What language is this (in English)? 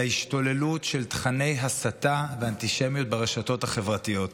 Hebrew